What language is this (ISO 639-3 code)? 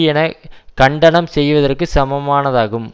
tam